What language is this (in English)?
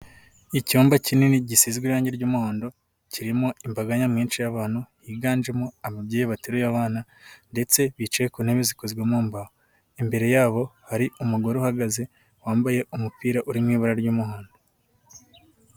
Kinyarwanda